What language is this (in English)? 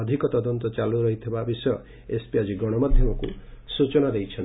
Odia